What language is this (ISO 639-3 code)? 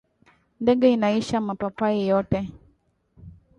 swa